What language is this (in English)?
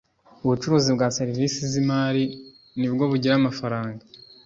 Kinyarwanda